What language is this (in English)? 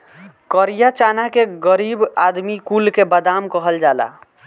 Bhojpuri